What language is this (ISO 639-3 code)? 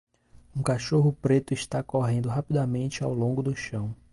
por